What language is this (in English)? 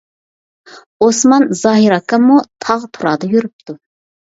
Uyghur